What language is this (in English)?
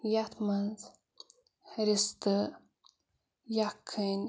Kashmiri